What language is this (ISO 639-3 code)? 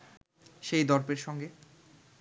ben